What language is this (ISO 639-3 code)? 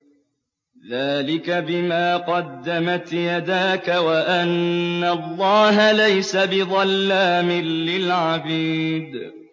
ara